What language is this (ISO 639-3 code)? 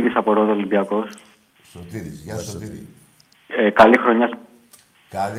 ell